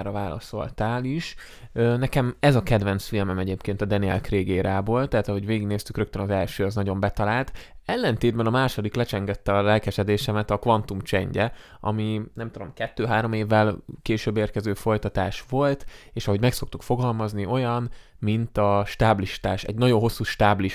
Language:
Hungarian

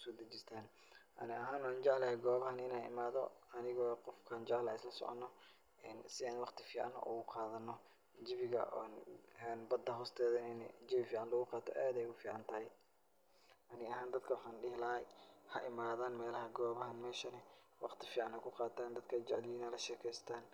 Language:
Somali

